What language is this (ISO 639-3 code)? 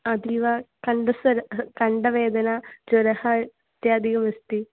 san